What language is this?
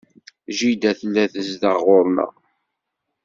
Kabyle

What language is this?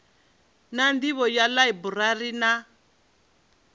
Venda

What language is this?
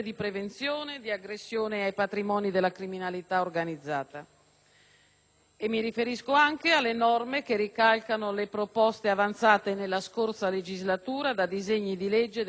Italian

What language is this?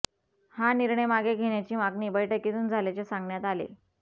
Marathi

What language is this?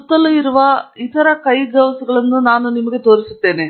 Kannada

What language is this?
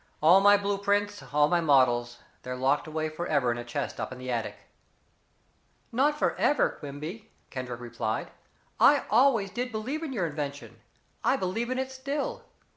English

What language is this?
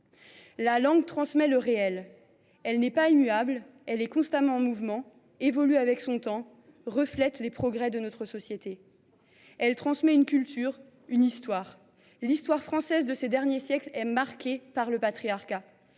French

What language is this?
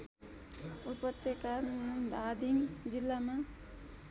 Nepali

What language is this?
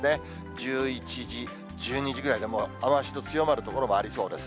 Japanese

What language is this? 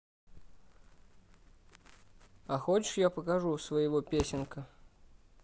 Russian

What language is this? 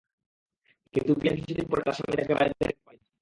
Bangla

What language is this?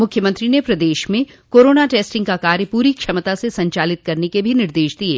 Hindi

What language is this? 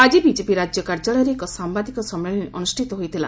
Odia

